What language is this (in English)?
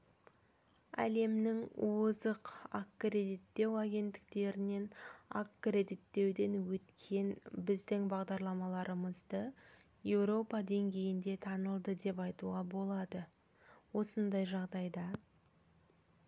Kazakh